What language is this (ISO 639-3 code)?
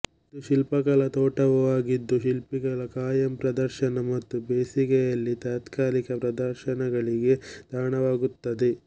kan